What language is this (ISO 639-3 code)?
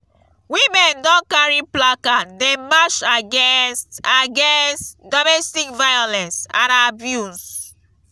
pcm